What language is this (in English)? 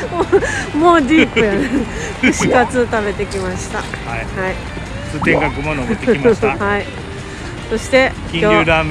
Japanese